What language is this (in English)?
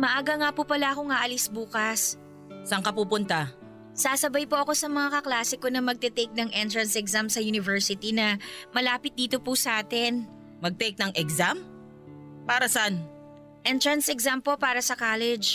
Filipino